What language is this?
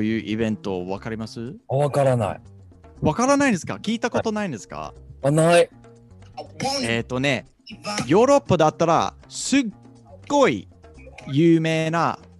Japanese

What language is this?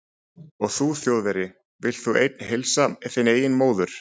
Icelandic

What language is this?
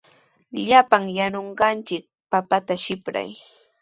Sihuas Ancash Quechua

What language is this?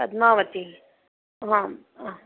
Sanskrit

